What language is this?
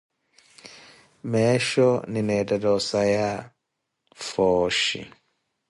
Koti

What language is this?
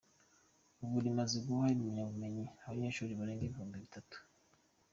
Kinyarwanda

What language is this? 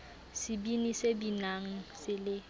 Southern Sotho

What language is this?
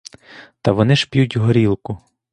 Ukrainian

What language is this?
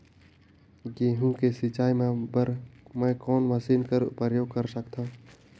Chhattisgarhi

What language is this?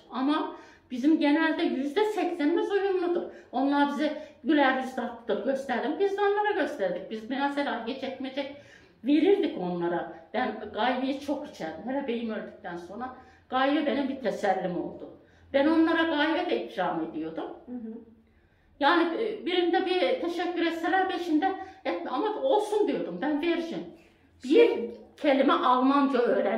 Turkish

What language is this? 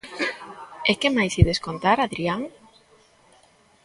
Galician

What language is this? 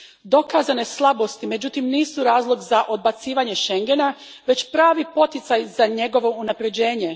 Croatian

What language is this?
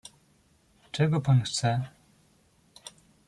Polish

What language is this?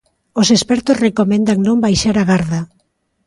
Galician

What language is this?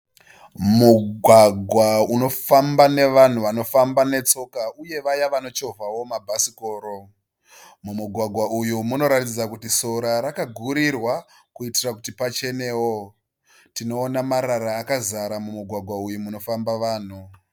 Shona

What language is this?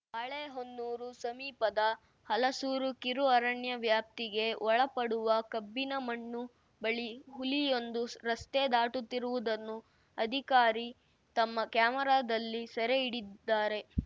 Kannada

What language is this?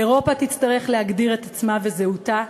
Hebrew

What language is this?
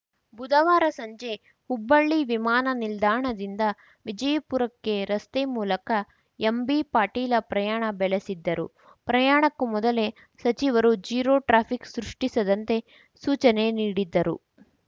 Kannada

